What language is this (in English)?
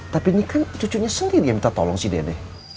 Indonesian